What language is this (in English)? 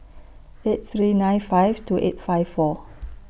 English